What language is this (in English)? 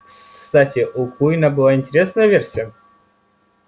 Russian